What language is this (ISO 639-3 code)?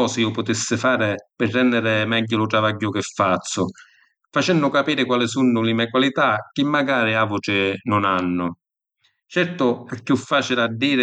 scn